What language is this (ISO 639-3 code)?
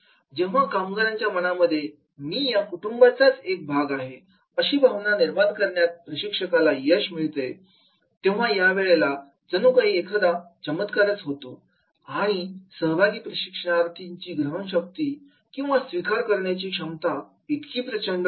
mar